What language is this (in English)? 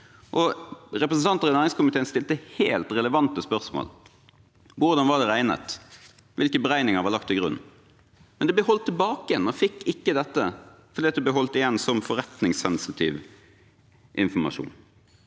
Norwegian